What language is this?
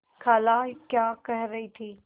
Hindi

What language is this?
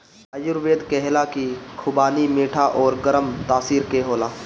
Bhojpuri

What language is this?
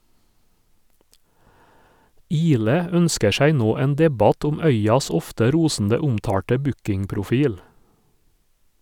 Norwegian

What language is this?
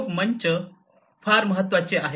Marathi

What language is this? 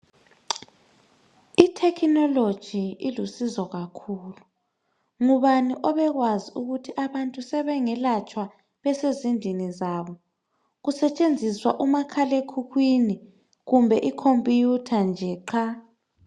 North Ndebele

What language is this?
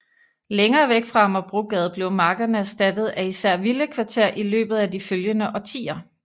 Danish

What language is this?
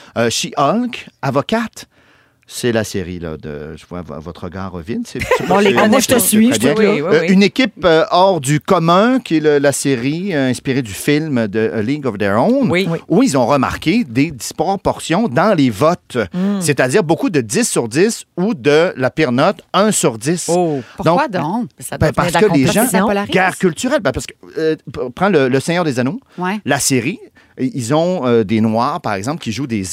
French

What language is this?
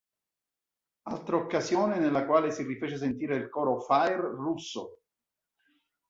Italian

